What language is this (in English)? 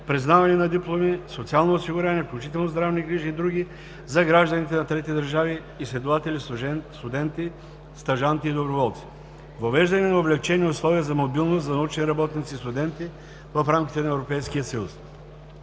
Bulgarian